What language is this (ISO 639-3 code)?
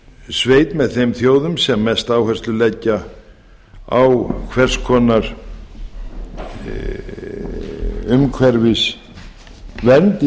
isl